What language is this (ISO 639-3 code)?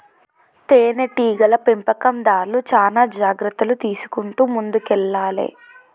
tel